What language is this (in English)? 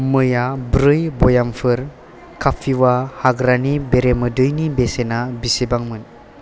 Bodo